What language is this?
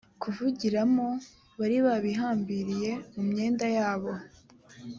Kinyarwanda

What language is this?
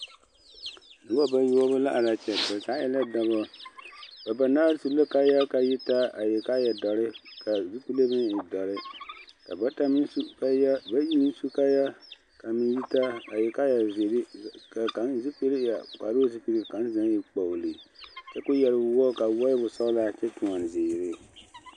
Southern Dagaare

